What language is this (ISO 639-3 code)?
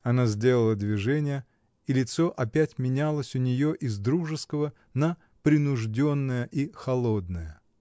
rus